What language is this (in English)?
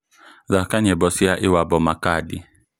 Kikuyu